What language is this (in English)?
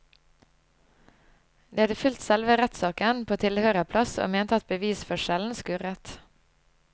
Norwegian